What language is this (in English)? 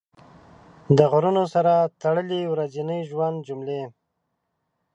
Pashto